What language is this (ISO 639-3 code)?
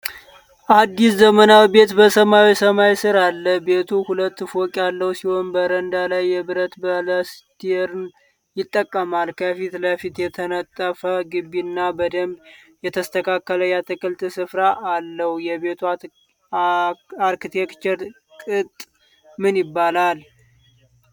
amh